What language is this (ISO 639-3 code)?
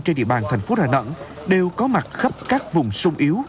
vie